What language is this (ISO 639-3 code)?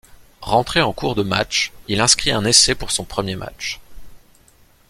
fra